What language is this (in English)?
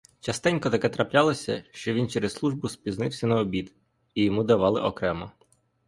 Ukrainian